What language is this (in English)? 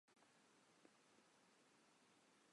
Czech